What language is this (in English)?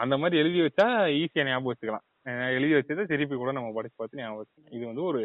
Tamil